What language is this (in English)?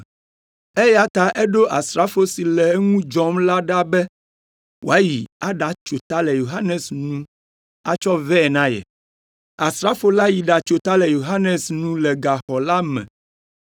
Ewe